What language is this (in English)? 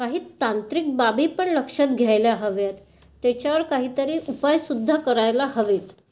Marathi